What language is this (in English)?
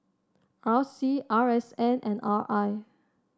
English